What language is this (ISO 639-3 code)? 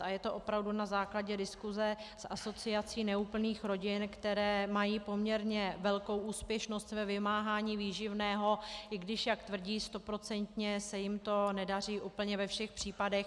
ces